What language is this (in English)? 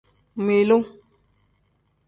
Tem